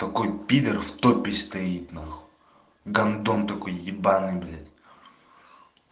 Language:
Russian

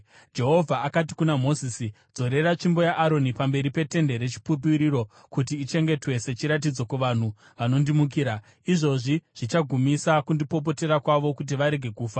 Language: Shona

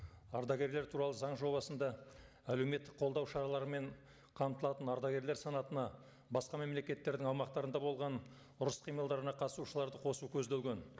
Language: Kazakh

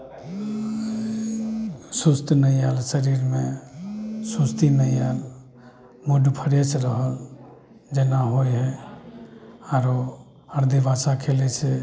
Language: Maithili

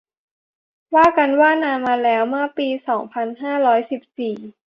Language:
Thai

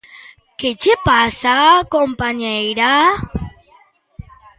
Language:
Galician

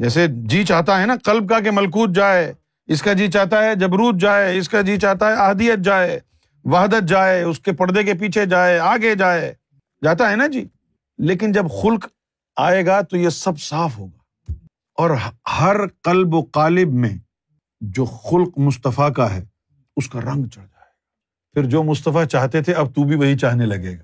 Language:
Urdu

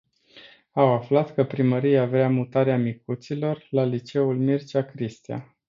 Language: Romanian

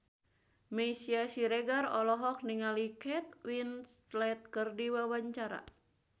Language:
Sundanese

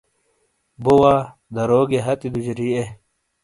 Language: Shina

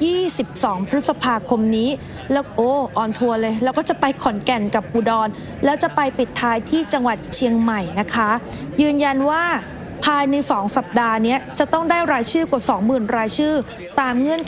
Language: Thai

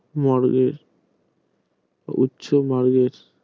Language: Bangla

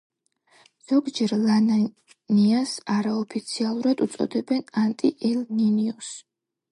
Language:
Georgian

